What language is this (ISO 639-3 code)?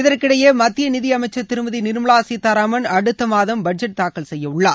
tam